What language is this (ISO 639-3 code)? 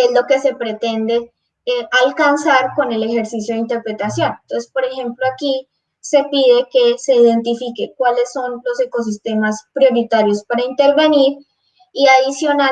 spa